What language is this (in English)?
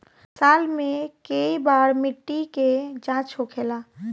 Bhojpuri